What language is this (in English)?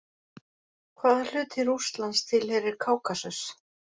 Icelandic